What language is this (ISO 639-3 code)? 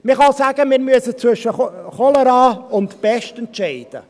gsw